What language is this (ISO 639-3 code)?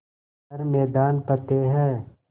hin